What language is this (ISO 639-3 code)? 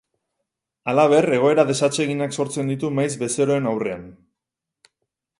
eus